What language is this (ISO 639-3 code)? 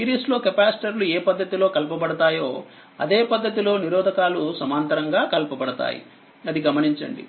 tel